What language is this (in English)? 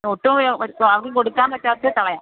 Malayalam